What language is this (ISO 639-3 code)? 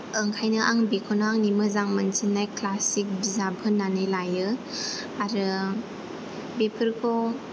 brx